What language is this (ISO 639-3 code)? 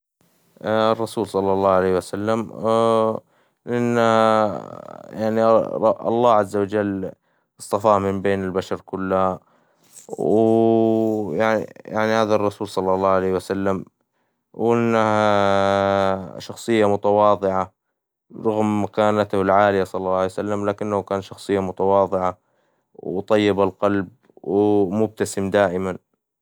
acw